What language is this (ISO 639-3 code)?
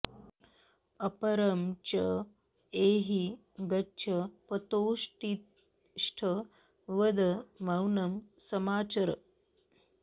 san